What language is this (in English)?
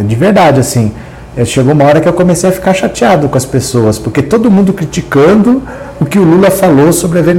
Portuguese